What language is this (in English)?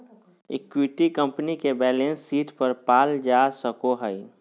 Magahi